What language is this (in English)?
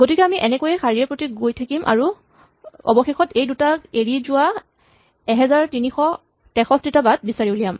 Assamese